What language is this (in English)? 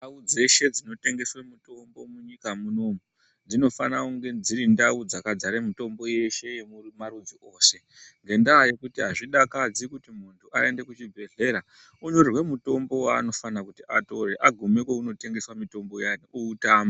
Ndau